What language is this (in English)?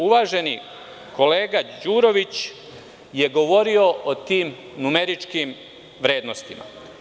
Serbian